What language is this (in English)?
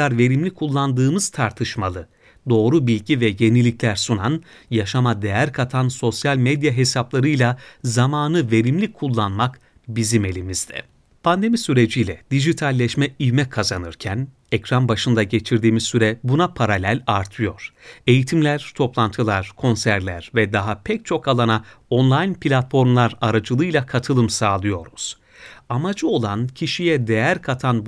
Turkish